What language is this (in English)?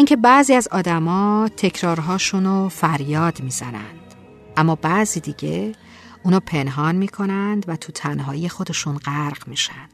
Persian